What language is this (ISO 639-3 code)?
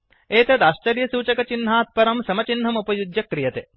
san